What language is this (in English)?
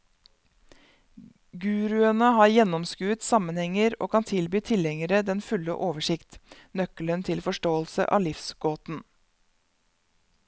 Norwegian